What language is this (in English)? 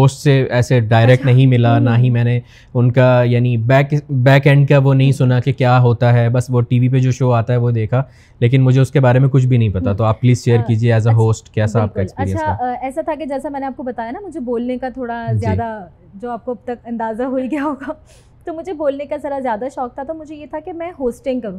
Urdu